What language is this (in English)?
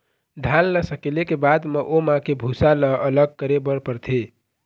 Chhattisgarhi